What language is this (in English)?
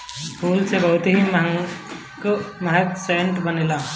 Bhojpuri